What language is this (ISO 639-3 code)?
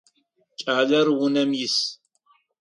ady